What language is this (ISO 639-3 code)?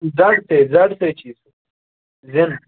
kas